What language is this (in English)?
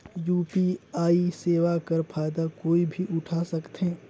Chhattisgarhi